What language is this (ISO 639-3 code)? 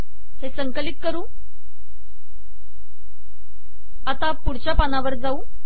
mar